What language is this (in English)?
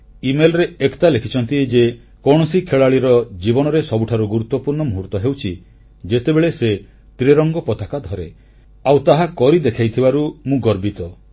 Odia